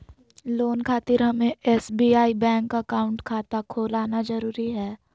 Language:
Magahi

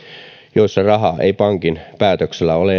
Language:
Finnish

